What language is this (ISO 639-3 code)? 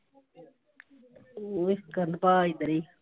pan